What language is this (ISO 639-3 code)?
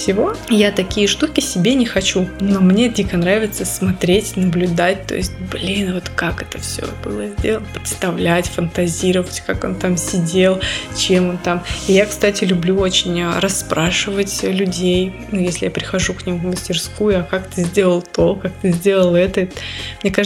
rus